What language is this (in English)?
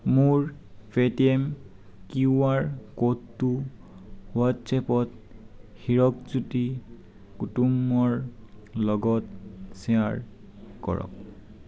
Assamese